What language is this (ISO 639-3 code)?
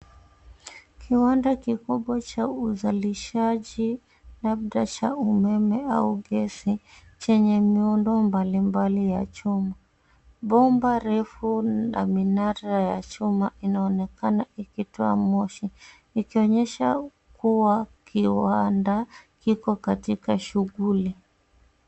swa